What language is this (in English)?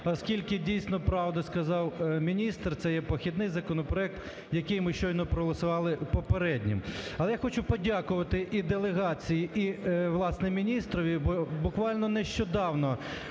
Ukrainian